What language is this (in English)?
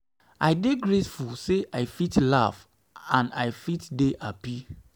Nigerian Pidgin